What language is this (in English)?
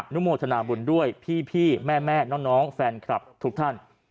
Thai